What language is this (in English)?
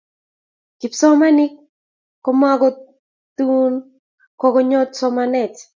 Kalenjin